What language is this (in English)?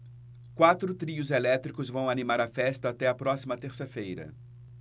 Portuguese